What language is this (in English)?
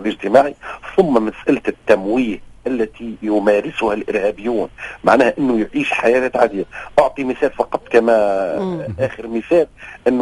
Arabic